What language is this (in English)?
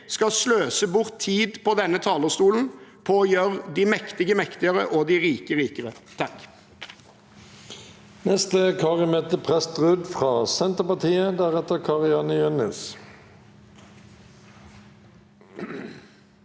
Norwegian